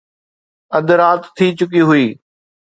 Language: Sindhi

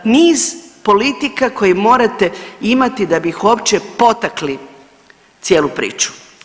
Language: Croatian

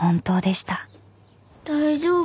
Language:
Japanese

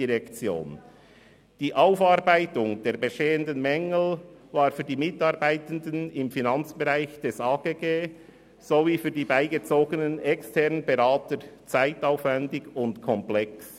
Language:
Swiss German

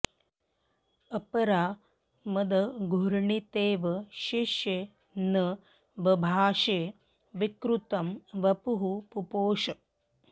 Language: Sanskrit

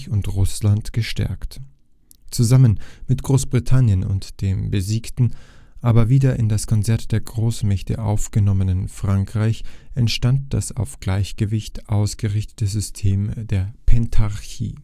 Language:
German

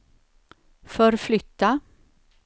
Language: Swedish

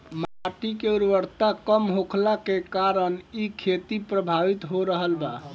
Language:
Bhojpuri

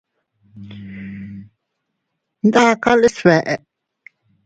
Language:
Teutila Cuicatec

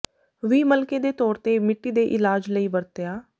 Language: Punjabi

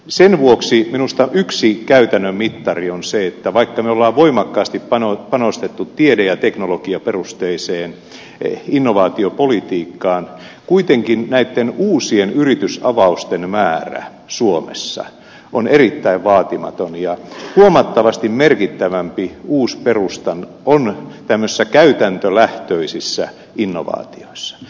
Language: Finnish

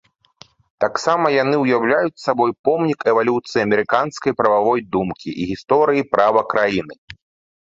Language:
Belarusian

